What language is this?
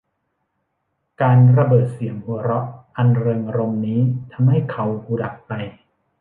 Thai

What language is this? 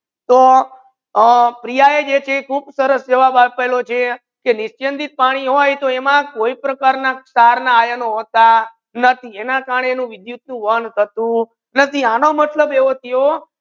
Gujarati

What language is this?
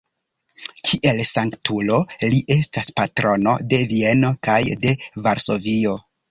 Esperanto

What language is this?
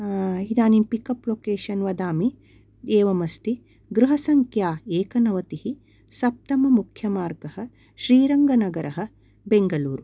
Sanskrit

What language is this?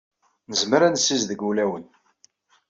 Kabyle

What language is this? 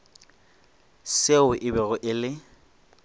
Northern Sotho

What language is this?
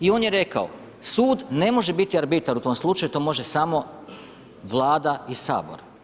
Croatian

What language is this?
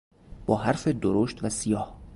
Persian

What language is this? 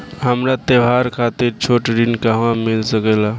Bhojpuri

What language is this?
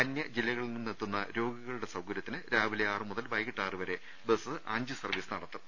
Malayalam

